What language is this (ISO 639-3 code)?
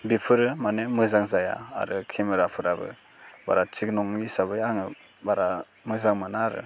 brx